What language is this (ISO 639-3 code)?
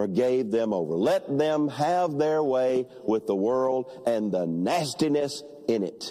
eng